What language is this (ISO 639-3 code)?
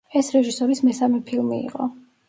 kat